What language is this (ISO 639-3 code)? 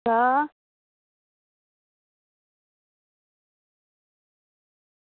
doi